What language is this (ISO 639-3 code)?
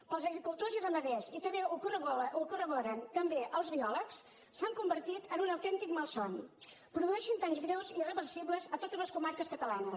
cat